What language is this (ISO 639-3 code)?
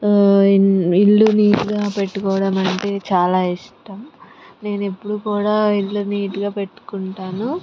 tel